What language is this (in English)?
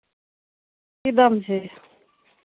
Maithili